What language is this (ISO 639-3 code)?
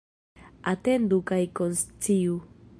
epo